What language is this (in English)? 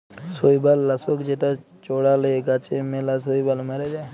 Bangla